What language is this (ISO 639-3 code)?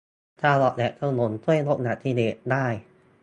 tha